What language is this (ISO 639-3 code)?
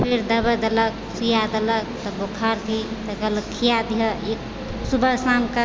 mai